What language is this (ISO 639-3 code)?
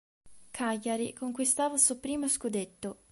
ita